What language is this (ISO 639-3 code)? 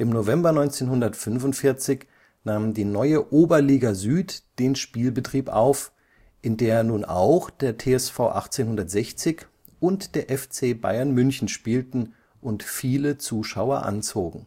deu